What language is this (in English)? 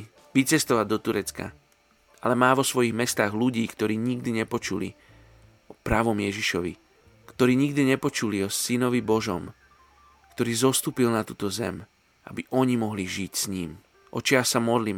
Slovak